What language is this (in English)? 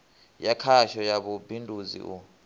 Venda